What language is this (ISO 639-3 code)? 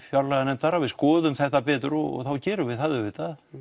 isl